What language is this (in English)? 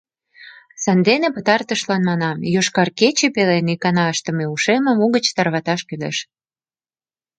Mari